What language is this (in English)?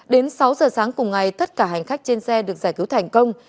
Vietnamese